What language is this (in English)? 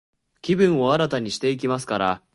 Japanese